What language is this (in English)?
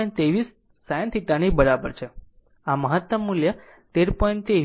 Gujarati